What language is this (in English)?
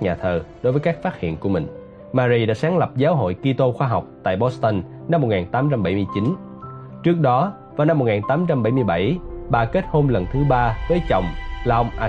Vietnamese